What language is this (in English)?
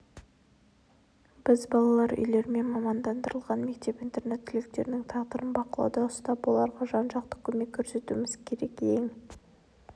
Kazakh